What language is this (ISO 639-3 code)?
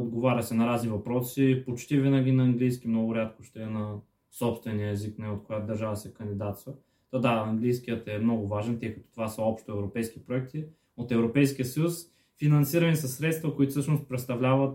bul